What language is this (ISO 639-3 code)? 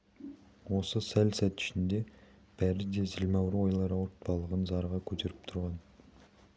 kaz